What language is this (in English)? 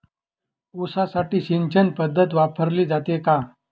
Marathi